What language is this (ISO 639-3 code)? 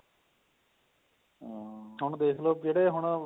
pan